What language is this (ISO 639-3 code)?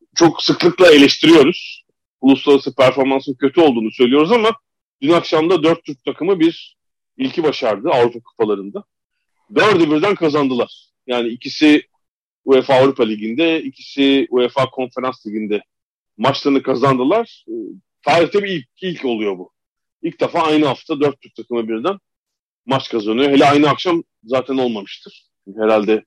tur